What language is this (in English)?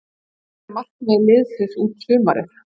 Icelandic